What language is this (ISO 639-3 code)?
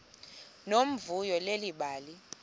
xho